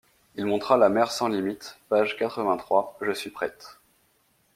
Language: French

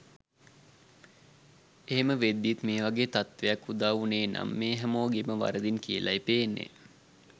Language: Sinhala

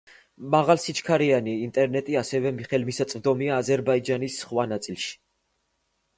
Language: Georgian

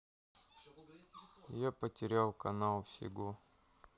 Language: Russian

